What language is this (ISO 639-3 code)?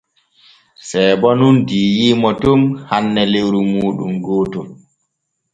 fue